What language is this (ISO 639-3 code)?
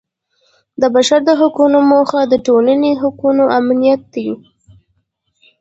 pus